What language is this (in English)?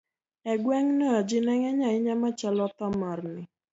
Luo (Kenya and Tanzania)